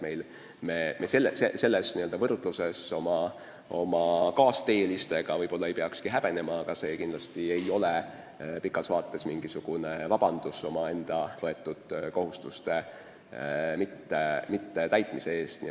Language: Estonian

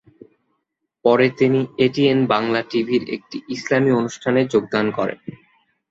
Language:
Bangla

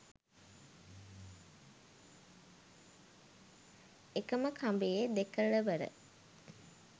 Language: Sinhala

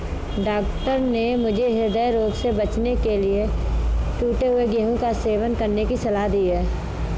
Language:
Hindi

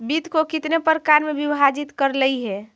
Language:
Magahi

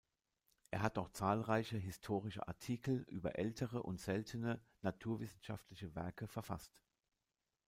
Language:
German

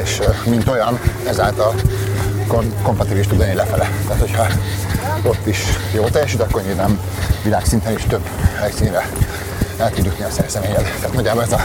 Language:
Hungarian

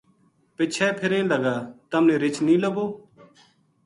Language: Gujari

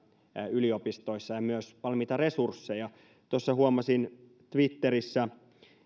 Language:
Finnish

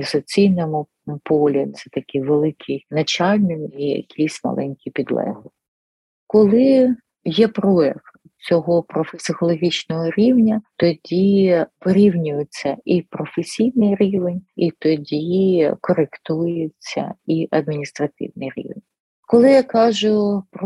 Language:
Ukrainian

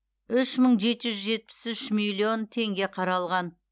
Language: Kazakh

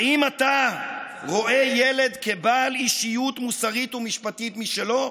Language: Hebrew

